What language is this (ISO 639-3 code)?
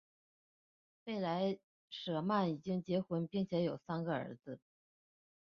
zho